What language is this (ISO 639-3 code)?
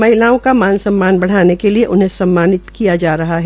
hin